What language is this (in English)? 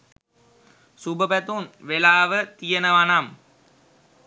Sinhala